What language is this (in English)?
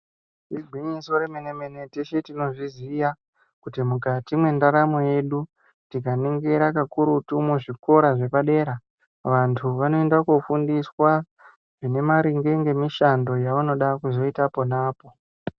Ndau